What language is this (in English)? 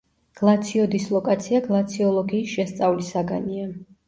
Georgian